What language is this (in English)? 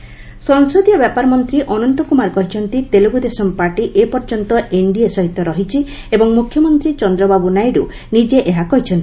Odia